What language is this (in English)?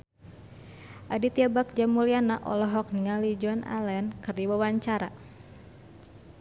Sundanese